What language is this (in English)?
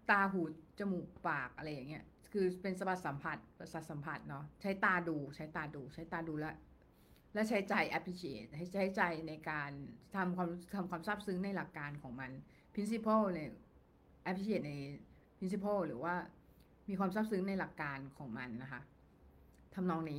Thai